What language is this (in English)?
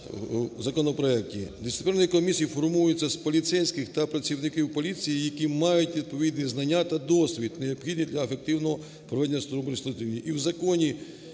Ukrainian